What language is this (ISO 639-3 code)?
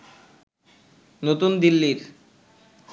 ben